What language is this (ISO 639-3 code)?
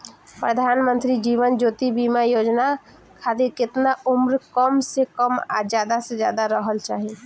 bho